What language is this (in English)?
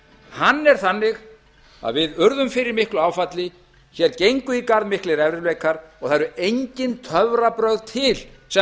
Icelandic